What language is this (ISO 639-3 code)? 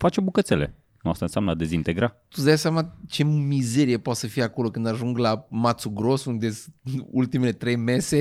ron